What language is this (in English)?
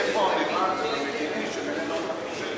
Hebrew